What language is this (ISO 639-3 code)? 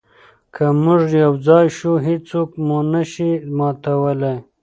pus